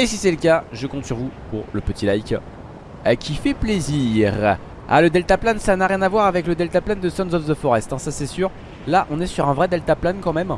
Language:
French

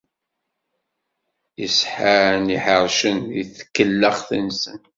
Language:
Kabyle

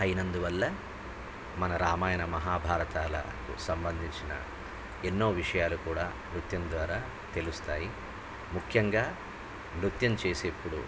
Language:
Telugu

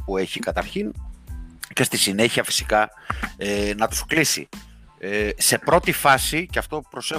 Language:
Greek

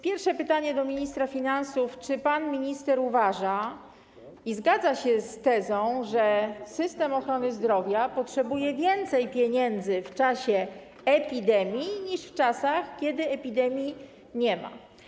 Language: Polish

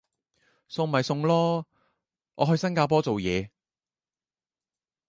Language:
Cantonese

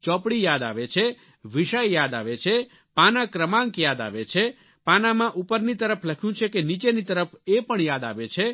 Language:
Gujarati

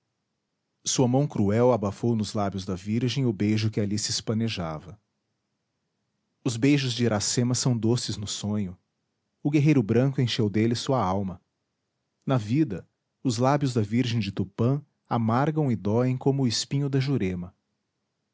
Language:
Portuguese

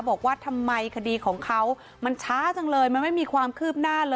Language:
Thai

